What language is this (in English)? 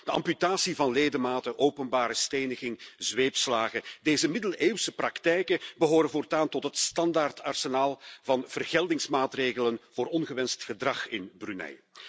Dutch